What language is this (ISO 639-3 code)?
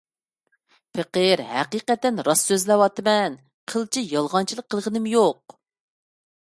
uig